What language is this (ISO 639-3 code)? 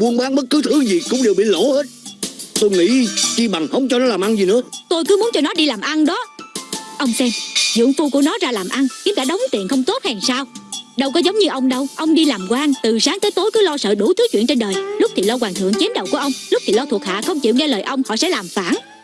vie